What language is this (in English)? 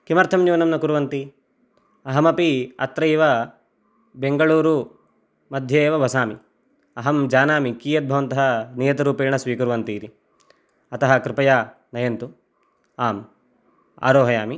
Sanskrit